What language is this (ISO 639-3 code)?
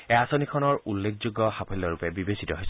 asm